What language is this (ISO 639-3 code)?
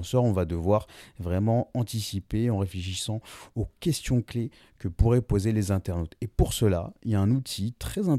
fra